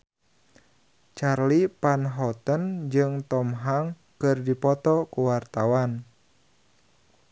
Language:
Sundanese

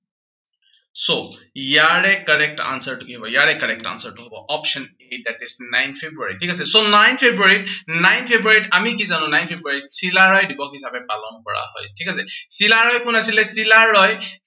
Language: Assamese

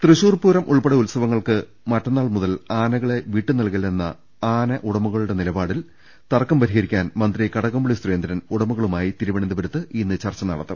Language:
Malayalam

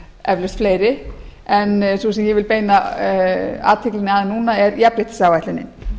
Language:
Icelandic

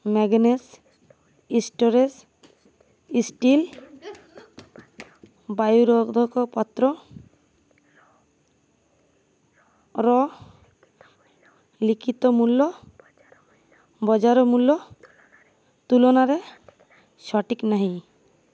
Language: Odia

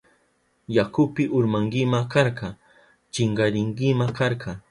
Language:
Southern Pastaza Quechua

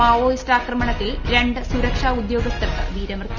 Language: Malayalam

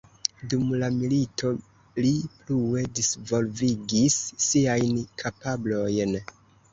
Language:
Esperanto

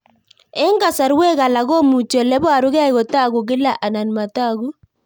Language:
Kalenjin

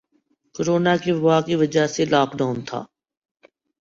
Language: Urdu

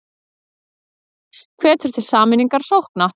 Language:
Icelandic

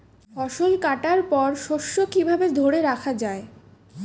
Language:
Bangla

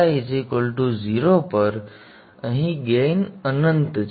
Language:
Gujarati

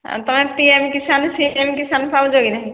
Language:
Odia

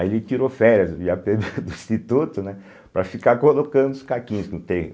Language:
Portuguese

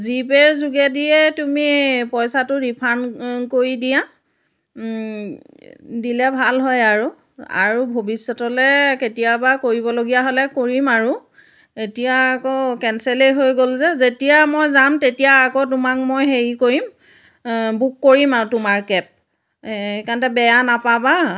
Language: Assamese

